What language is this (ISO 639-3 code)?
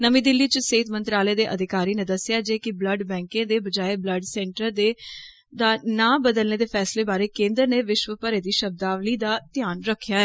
doi